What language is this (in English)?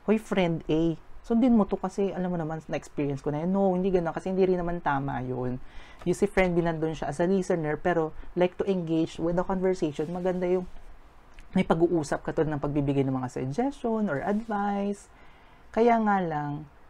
Filipino